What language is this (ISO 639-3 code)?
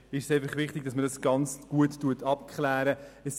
gsw